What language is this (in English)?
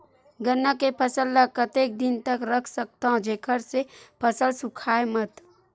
Chhattisgarhi